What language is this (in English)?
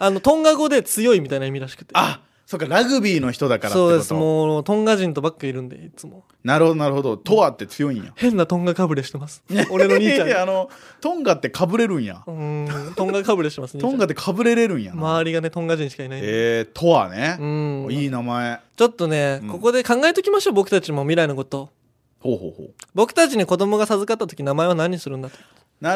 Japanese